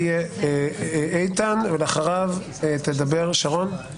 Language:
Hebrew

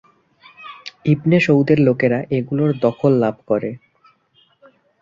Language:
Bangla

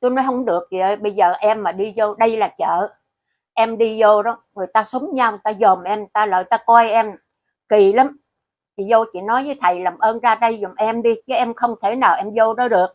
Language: Vietnamese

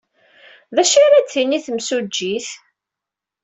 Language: Kabyle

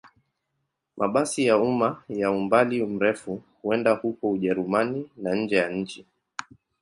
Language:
Swahili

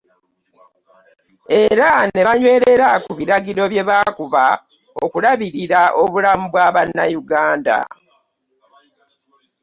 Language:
Ganda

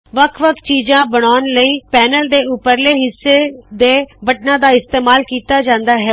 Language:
Punjabi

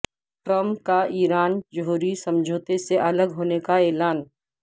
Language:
Urdu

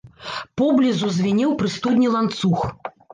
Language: Belarusian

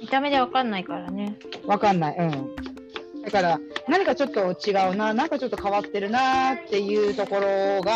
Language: Japanese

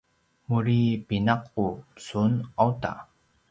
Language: Paiwan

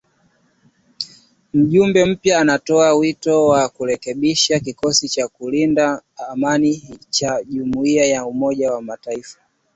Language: Swahili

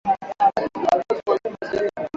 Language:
Swahili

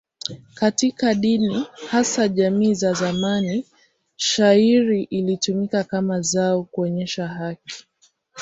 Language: Swahili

